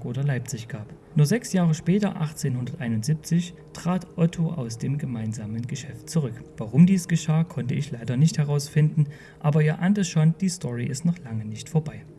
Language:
German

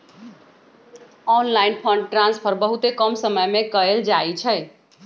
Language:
Magahi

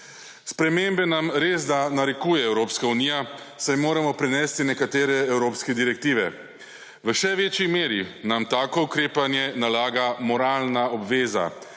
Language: Slovenian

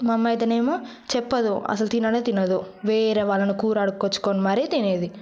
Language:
Telugu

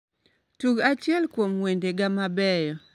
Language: Luo (Kenya and Tanzania)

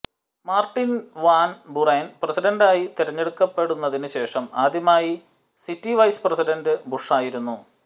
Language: Malayalam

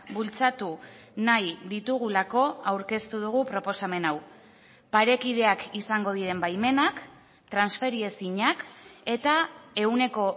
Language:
Basque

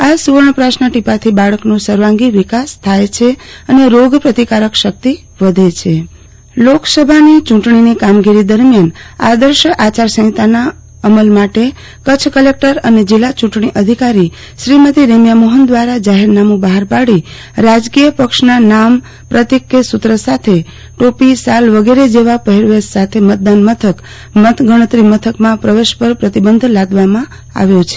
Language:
Gujarati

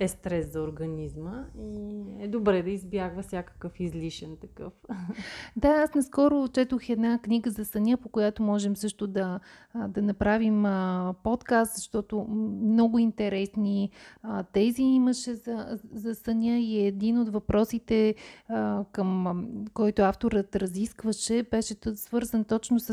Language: Bulgarian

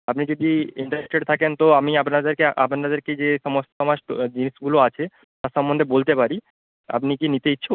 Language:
Bangla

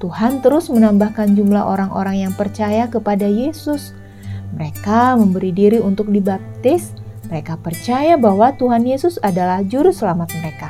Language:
Indonesian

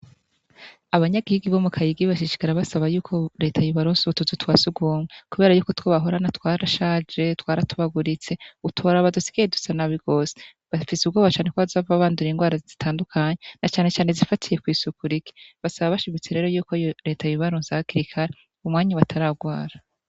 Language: Rundi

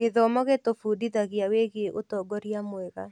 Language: Kikuyu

